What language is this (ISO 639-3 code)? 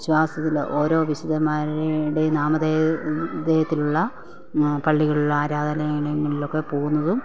mal